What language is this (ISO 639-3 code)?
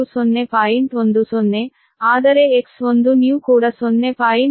kan